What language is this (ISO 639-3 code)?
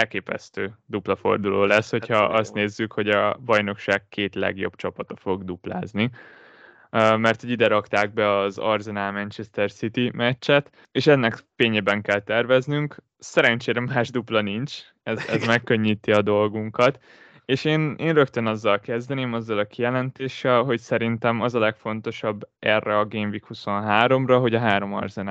hun